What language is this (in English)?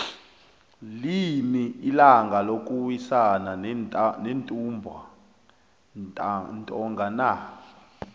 South Ndebele